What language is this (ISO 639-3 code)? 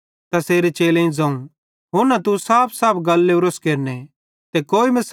bhd